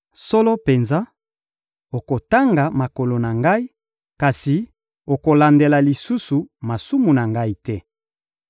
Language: Lingala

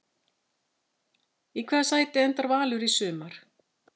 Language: Icelandic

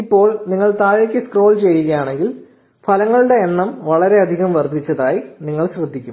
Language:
Malayalam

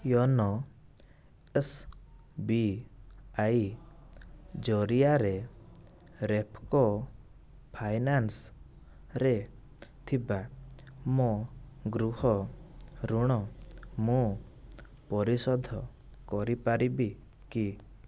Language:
Odia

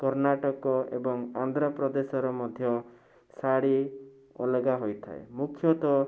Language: Odia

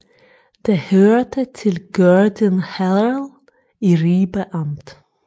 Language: Danish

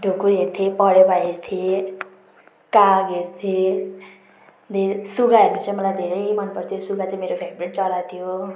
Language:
Nepali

